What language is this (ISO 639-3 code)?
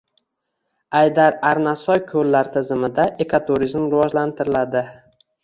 uzb